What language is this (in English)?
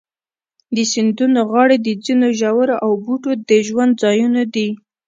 Pashto